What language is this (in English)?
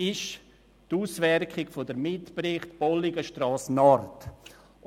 Swiss German